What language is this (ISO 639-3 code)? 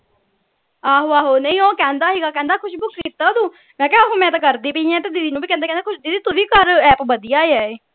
pan